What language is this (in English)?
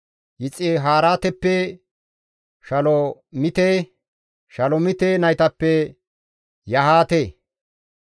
Gamo